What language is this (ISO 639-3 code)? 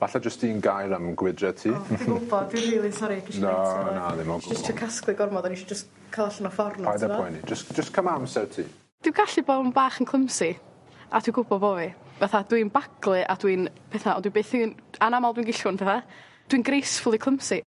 cym